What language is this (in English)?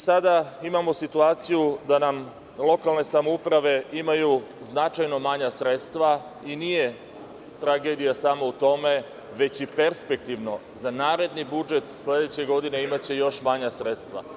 Serbian